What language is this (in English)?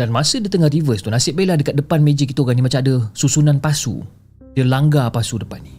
Malay